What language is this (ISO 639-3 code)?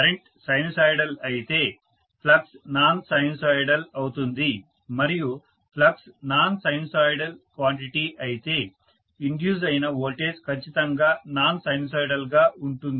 tel